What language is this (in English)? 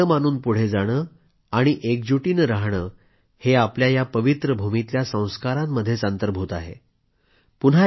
Marathi